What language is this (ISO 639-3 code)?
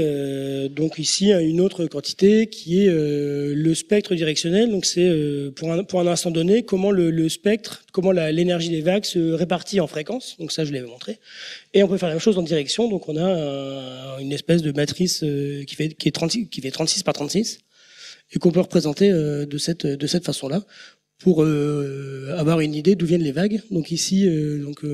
fra